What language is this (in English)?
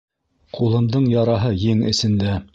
Bashkir